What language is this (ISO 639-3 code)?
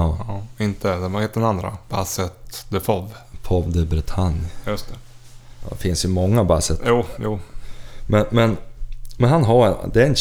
swe